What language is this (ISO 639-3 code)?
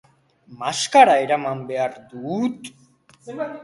eus